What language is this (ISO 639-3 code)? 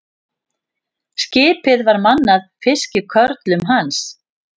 isl